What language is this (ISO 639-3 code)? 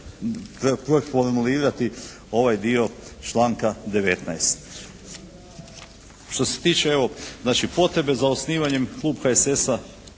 hrv